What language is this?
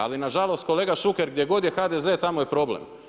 Croatian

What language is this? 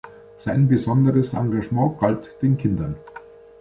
German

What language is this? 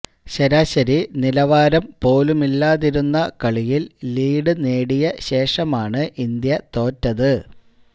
Malayalam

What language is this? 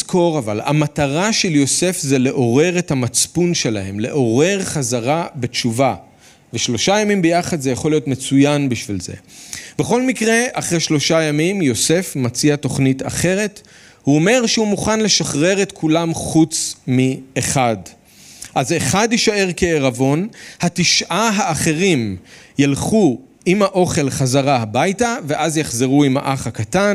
Hebrew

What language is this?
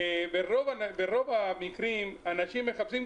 Hebrew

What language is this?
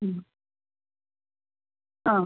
Malayalam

